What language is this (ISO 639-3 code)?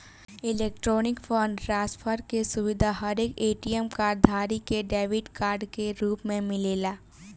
bho